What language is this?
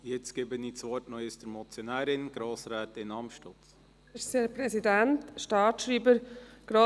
Swiss German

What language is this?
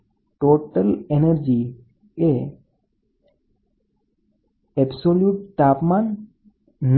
Gujarati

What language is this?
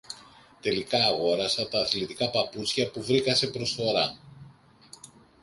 Greek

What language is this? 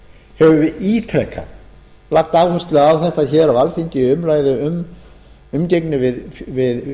Icelandic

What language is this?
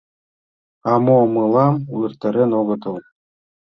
Mari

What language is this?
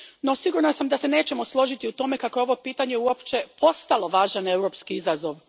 Croatian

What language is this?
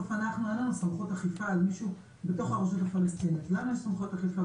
Hebrew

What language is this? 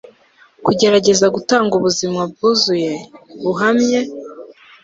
Kinyarwanda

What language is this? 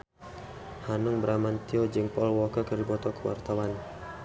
Sundanese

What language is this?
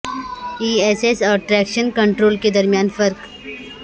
Urdu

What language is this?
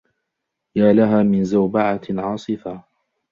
Arabic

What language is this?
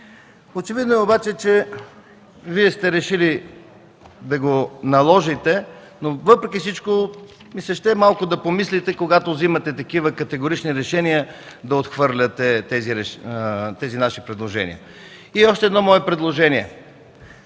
Bulgarian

